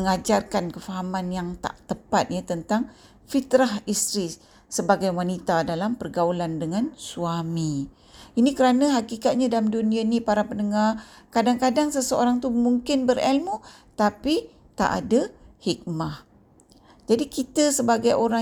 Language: Malay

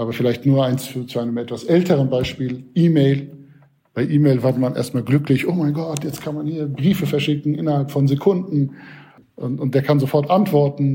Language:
German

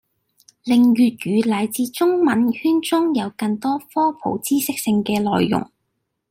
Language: Cantonese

